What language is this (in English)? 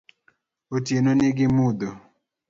Luo (Kenya and Tanzania)